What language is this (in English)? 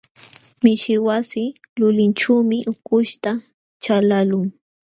Jauja Wanca Quechua